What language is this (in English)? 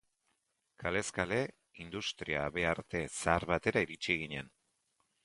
Basque